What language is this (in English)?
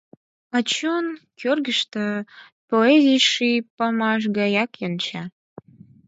Mari